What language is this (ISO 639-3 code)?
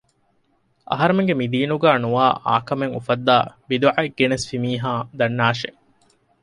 div